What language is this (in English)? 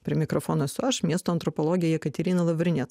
Lithuanian